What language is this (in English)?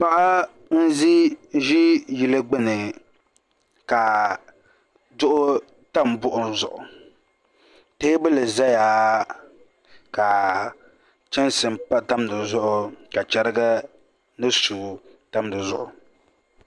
Dagbani